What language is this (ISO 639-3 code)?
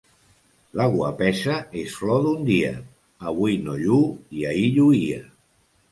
cat